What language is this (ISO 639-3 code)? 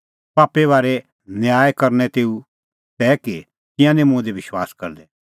kfx